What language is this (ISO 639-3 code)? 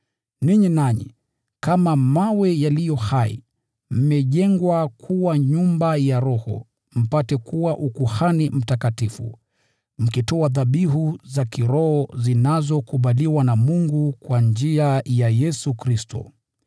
swa